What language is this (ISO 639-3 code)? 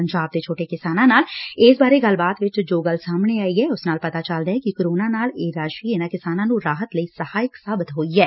pan